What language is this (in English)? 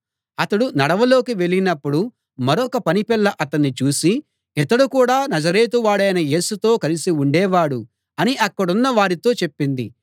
Telugu